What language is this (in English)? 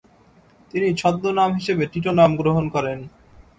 Bangla